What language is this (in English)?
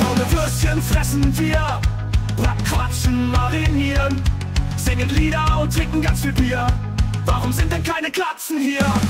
German